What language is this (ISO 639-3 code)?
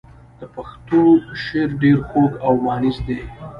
pus